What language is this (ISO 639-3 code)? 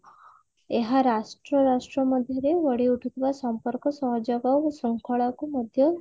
ori